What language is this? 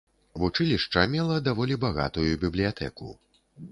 Belarusian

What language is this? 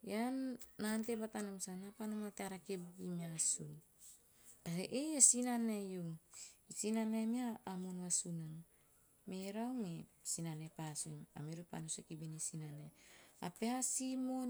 Teop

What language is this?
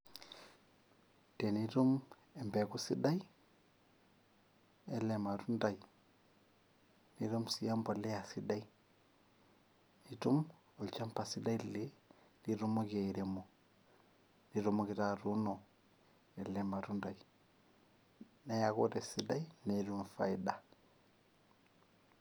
Masai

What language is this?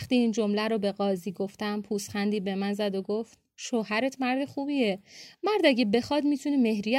Persian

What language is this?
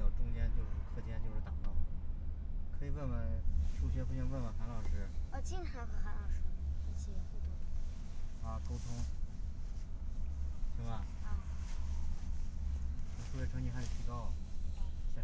Chinese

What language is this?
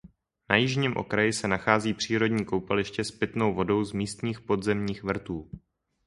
Czech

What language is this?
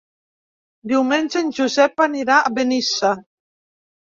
Catalan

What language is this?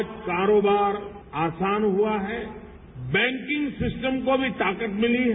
Hindi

